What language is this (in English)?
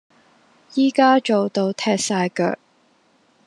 Cantonese